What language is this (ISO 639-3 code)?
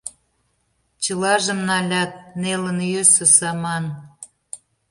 chm